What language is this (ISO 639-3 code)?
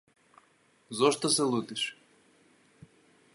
mkd